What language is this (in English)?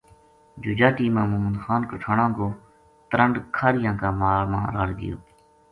Gujari